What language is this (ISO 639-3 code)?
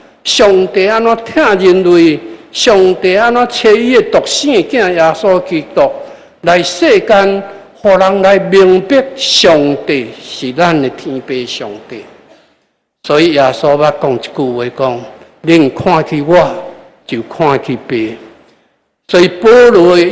zho